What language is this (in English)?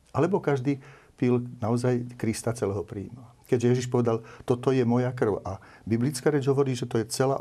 Slovak